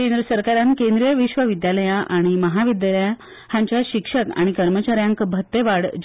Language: Konkani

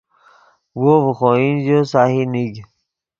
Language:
Yidgha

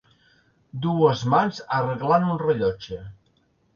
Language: Catalan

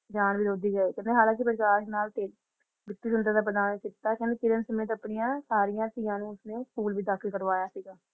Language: Punjabi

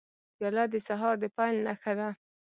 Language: Pashto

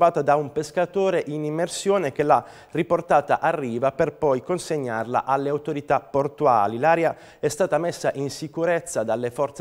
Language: Italian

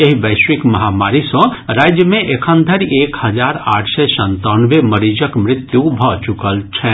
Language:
Maithili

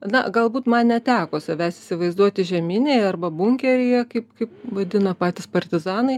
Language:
Lithuanian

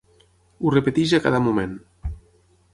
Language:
Catalan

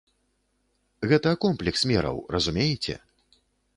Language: Belarusian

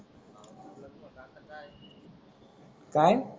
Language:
Marathi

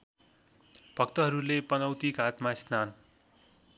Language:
Nepali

